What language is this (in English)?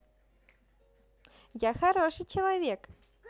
Russian